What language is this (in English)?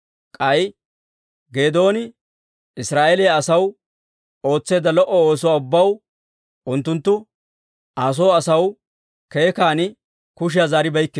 Dawro